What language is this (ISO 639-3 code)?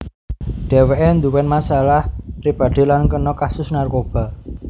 jav